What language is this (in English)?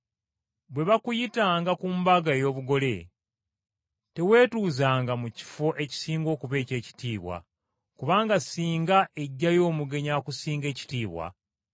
Ganda